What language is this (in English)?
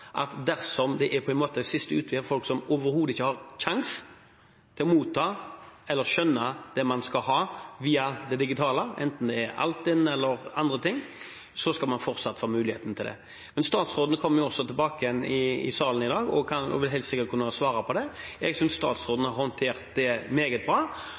Norwegian Bokmål